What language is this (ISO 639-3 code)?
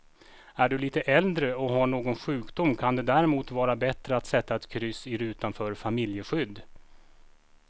swe